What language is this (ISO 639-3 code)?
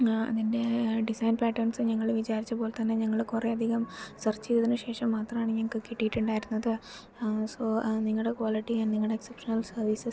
mal